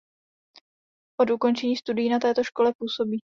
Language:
Czech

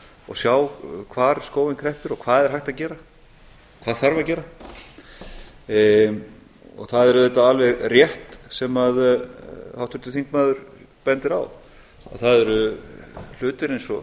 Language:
Icelandic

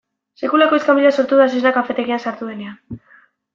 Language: Basque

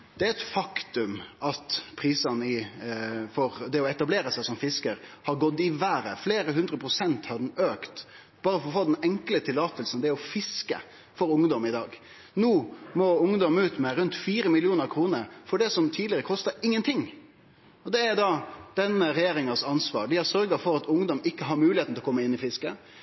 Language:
Norwegian Nynorsk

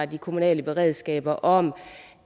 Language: Danish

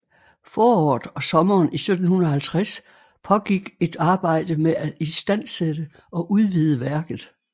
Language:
Danish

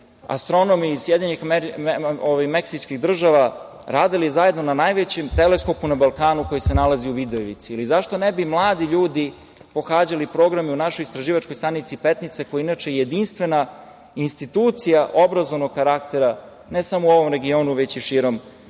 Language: Serbian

